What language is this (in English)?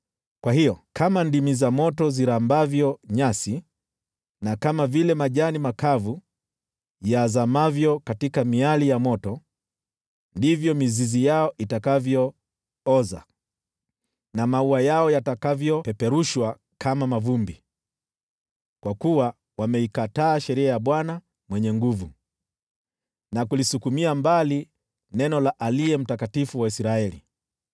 Swahili